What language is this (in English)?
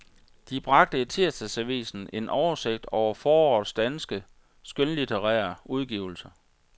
Danish